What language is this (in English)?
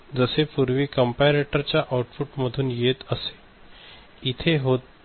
Marathi